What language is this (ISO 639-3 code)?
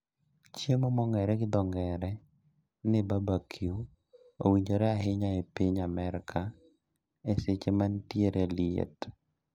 luo